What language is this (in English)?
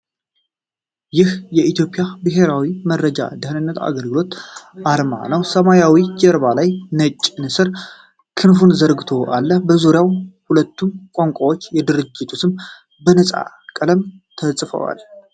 Amharic